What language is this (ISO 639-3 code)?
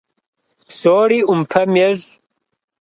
kbd